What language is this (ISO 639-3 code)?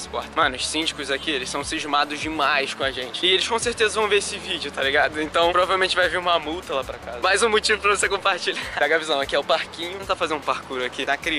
por